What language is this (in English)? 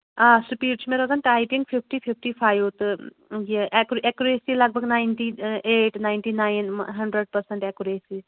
Kashmiri